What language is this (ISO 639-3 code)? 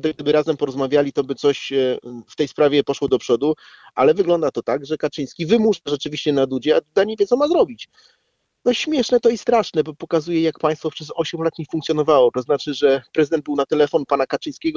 pol